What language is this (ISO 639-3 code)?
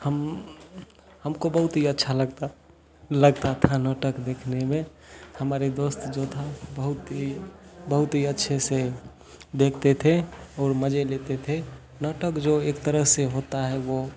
hin